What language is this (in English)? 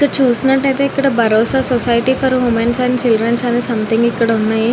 Telugu